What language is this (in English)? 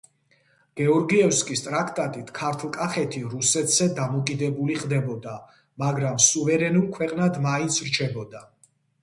Georgian